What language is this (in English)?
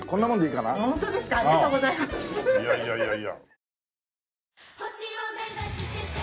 Japanese